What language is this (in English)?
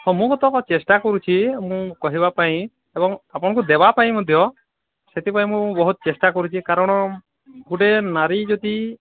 Odia